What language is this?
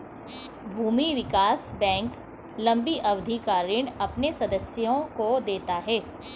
Hindi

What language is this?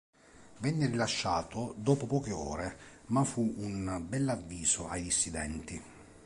Italian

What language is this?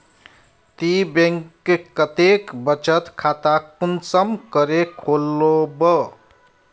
Magahi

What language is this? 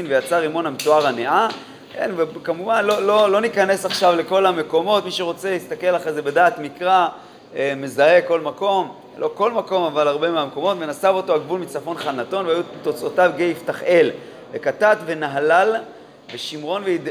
Hebrew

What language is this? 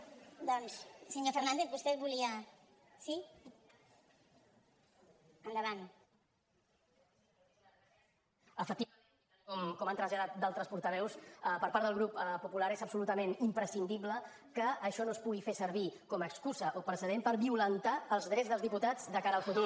Catalan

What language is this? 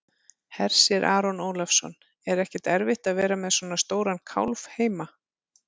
Icelandic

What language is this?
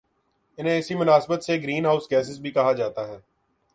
Urdu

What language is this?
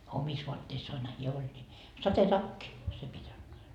Finnish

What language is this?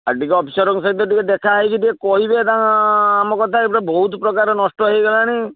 Odia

